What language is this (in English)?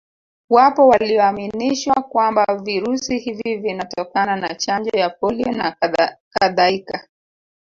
Swahili